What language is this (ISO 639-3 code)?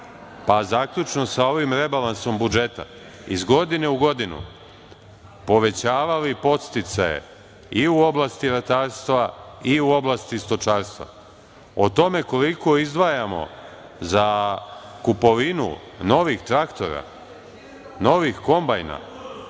srp